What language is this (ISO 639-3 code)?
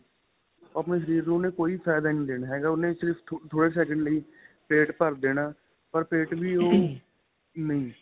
pan